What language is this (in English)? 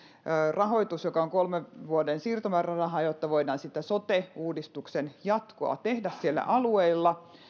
Finnish